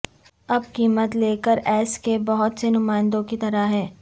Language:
Urdu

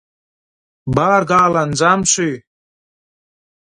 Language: Turkmen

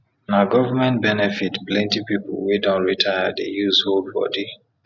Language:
Nigerian Pidgin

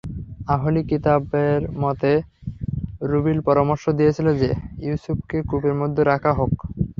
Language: Bangla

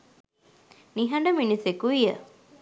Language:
Sinhala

